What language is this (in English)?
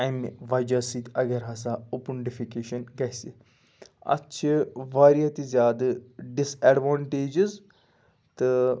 Kashmiri